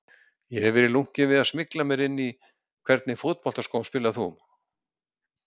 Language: Icelandic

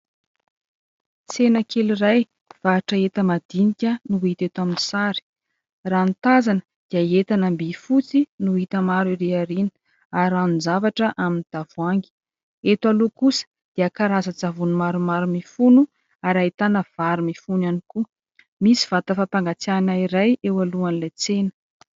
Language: Malagasy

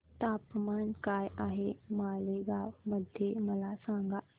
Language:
Marathi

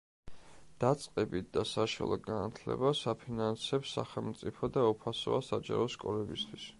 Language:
Georgian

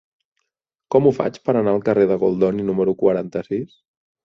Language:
Catalan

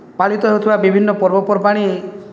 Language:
Odia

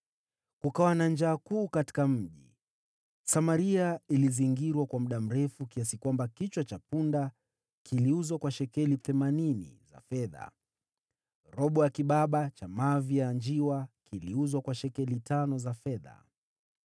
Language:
Swahili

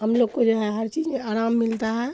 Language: Urdu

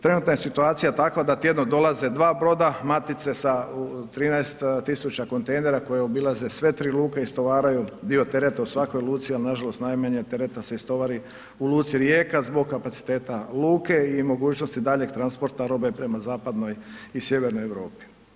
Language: Croatian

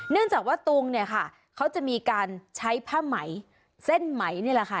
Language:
Thai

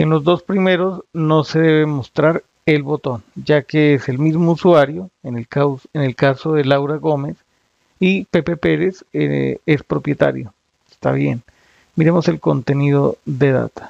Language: Spanish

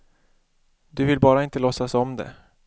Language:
Swedish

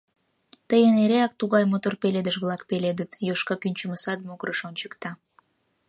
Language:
Mari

